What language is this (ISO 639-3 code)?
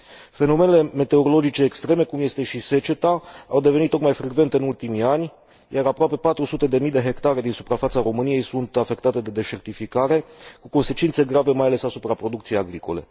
ron